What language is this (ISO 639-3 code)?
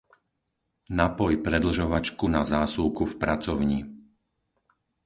slk